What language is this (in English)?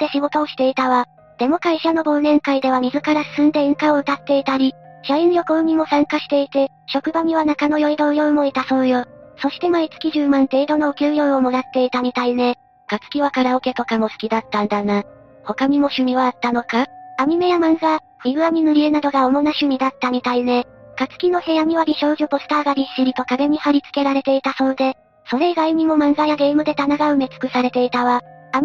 Japanese